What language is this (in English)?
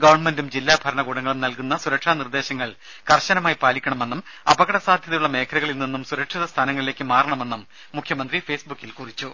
Malayalam